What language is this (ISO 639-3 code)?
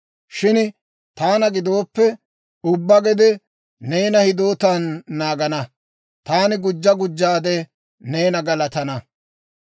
dwr